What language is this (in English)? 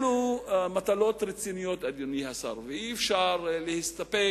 Hebrew